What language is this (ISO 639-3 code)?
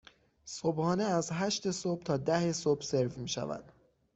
fas